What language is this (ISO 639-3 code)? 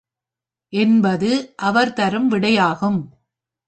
tam